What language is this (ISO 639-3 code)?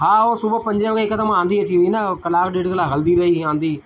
snd